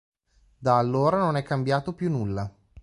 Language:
Italian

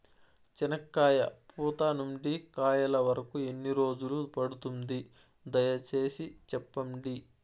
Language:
Telugu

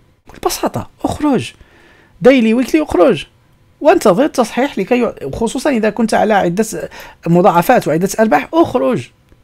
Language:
Arabic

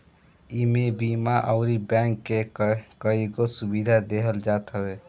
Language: Bhojpuri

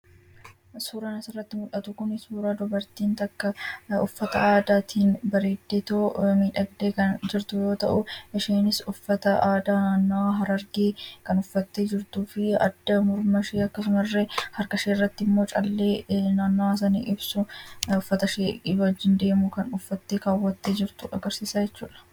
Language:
Oromo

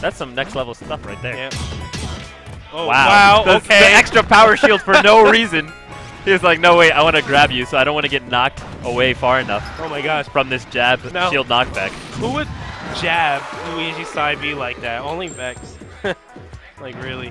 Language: English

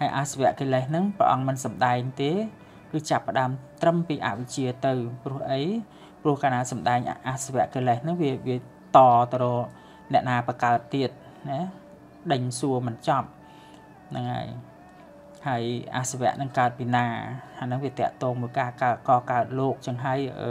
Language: Thai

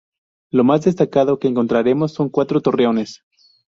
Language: Spanish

